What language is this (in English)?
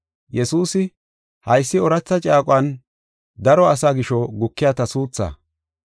Gofa